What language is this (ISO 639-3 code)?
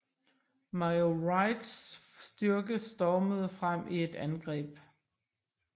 dan